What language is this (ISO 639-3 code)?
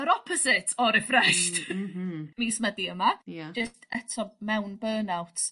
cym